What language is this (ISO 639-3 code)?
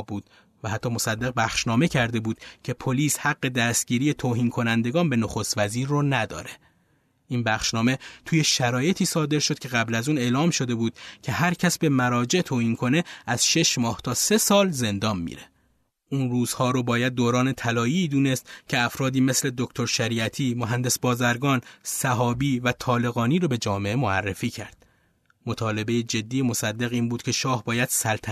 fas